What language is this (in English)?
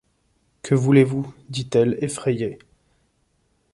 French